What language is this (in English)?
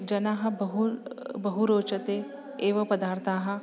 Sanskrit